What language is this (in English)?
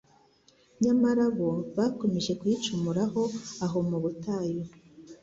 Kinyarwanda